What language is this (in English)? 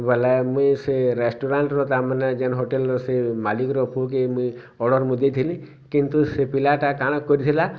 Odia